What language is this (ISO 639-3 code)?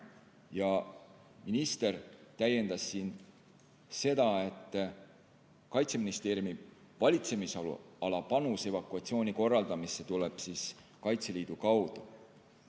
est